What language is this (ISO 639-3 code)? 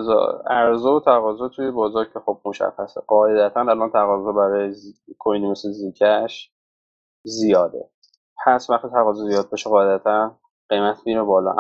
fas